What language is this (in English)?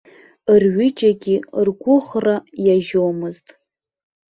Abkhazian